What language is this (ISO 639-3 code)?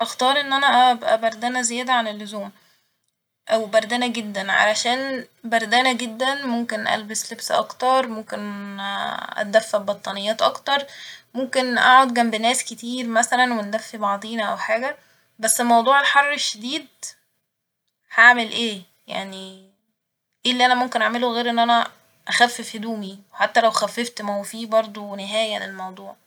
arz